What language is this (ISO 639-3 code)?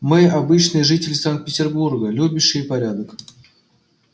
rus